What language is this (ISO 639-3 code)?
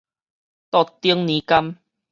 nan